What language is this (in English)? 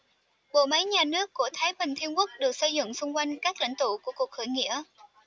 Vietnamese